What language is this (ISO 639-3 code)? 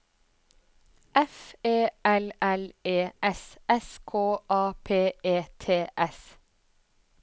nor